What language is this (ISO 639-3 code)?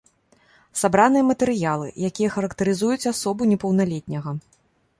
bel